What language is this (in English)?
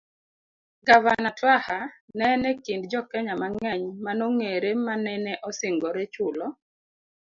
Luo (Kenya and Tanzania)